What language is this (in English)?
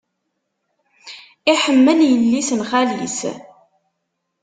Kabyle